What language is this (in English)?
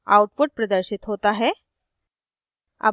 Hindi